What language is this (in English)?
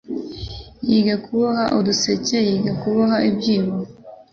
Kinyarwanda